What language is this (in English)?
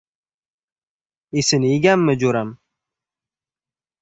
Uzbek